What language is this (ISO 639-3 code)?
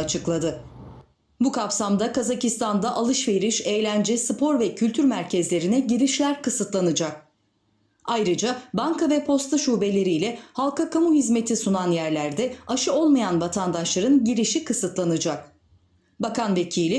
tur